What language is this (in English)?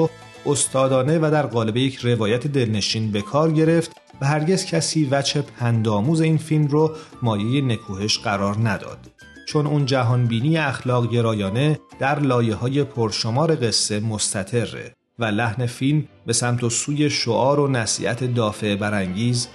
Persian